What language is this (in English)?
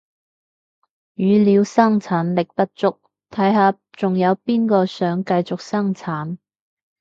Cantonese